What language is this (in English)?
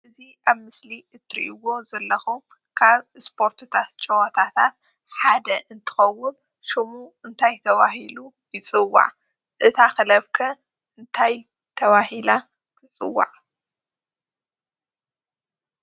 Tigrinya